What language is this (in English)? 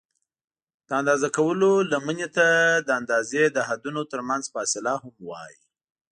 Pashto